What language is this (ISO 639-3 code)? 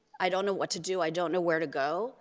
eng